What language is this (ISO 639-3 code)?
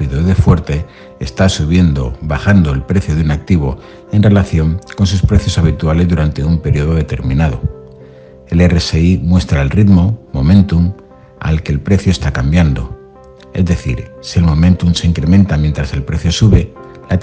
spa